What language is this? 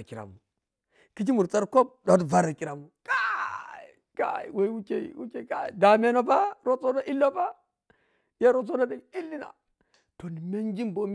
Piya-Kwonci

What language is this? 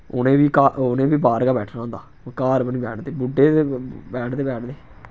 Dogri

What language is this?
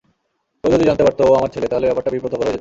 Bangla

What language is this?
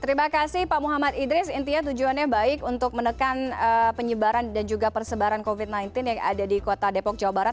Indonesian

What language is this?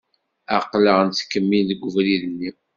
Kabyle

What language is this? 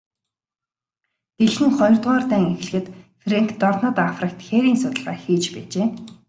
Mongolian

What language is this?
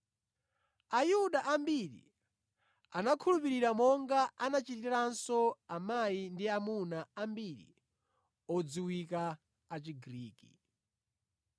Nyanja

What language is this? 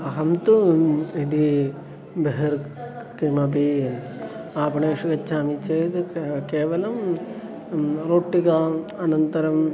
Sanskrit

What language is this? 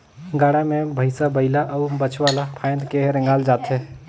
Chhattisgarhi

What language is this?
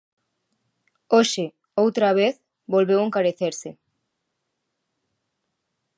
Galician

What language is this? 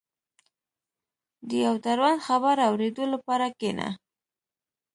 Pashto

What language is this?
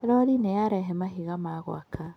Kikuyu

